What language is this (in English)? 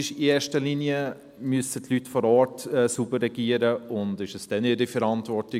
Swiss German